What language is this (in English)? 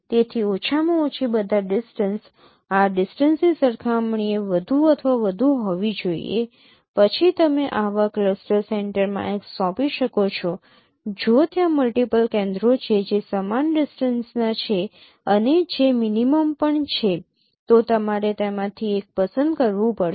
Gujarati